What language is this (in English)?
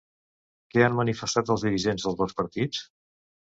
Catalan